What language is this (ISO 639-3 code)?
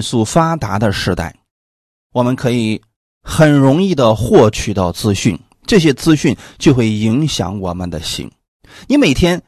zho